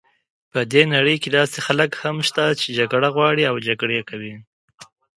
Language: Pashto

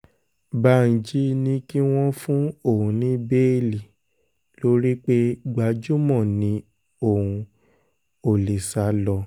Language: Yoruba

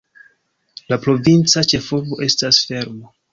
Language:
Esperanto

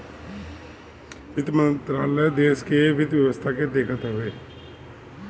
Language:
Bhojpuri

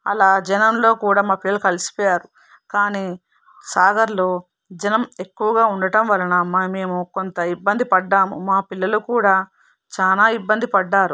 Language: Telugu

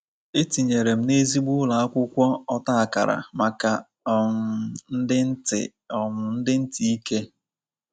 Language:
Igbo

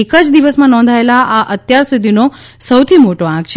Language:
Gujarati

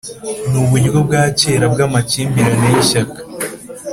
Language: Kinyarwanda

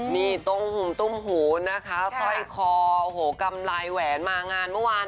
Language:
Thai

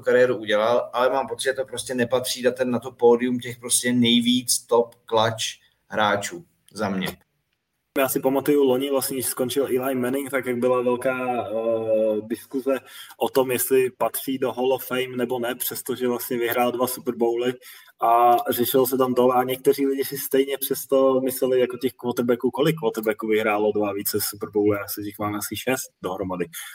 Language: Czech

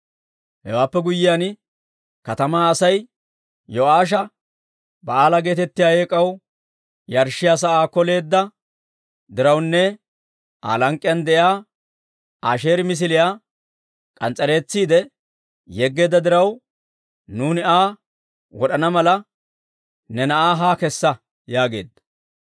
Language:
Dawro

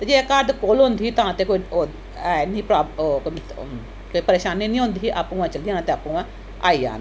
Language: Dogri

